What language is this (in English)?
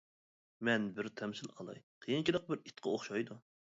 Uyghur